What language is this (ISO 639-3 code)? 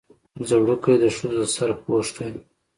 pus